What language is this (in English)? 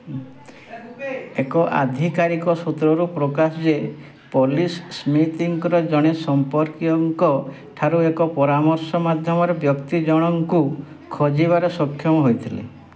Odia